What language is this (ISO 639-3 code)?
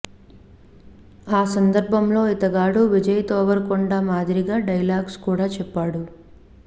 tel